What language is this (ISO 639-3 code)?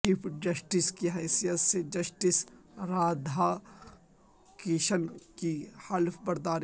urd